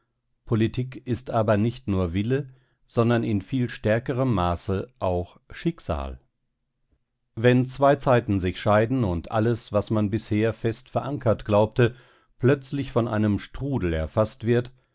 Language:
German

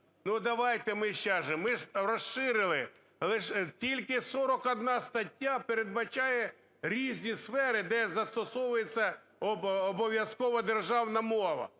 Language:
Ukrainian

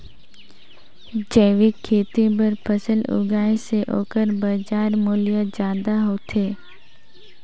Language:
Chhattisgarhi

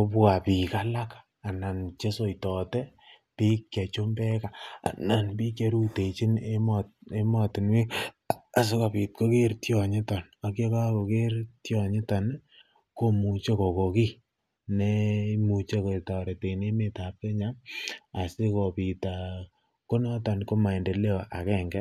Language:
Kalenjin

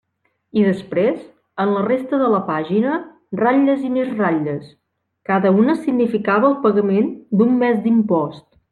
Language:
Catalan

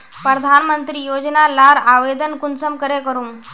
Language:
Magahi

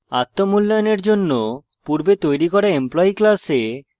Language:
Bangla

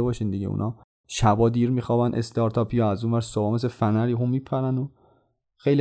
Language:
Persian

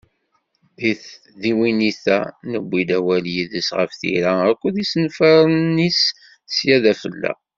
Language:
Kabyle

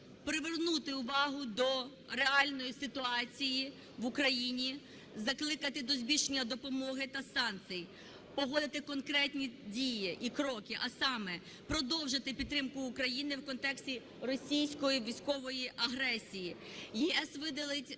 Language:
Ukrainian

